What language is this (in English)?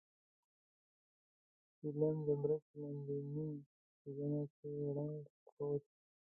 Pashto